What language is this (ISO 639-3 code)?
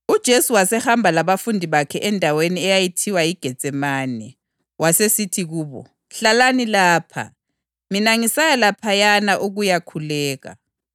nde